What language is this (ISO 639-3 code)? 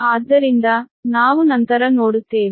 kan